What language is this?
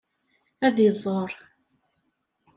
Kabyle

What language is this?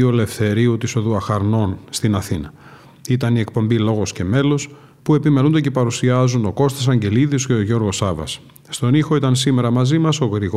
Greek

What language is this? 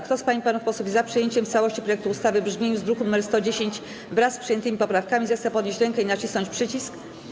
Polish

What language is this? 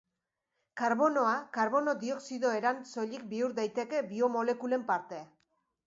Basque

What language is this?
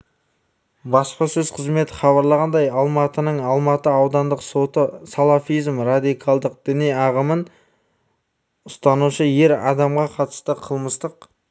Kazakh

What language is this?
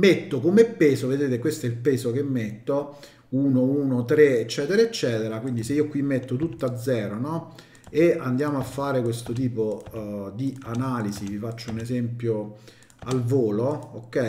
Italian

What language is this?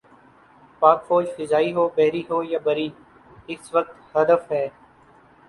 Urdu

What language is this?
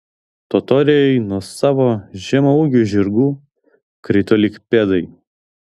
Lithuanian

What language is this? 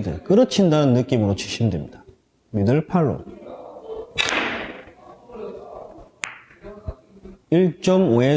Korean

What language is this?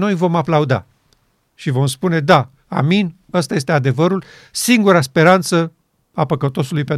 Romanian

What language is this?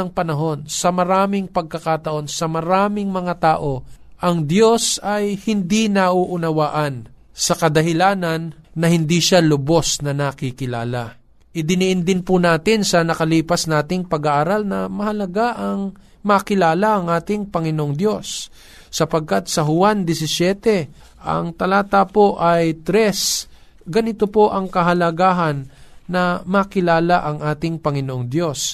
Filipino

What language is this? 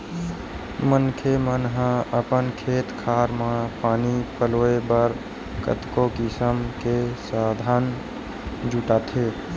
Chhattisgarhi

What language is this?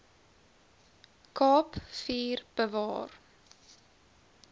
Afrikaans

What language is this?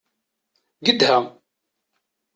Kabyle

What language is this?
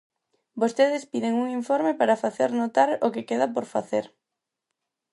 Galician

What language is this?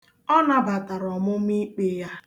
Igbo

